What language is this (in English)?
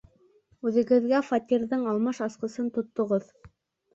Bashkir